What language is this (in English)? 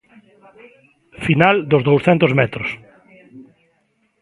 Galician